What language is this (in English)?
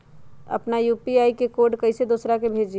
Magahi